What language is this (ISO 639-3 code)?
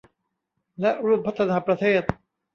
tha